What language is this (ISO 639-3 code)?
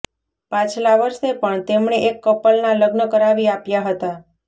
guj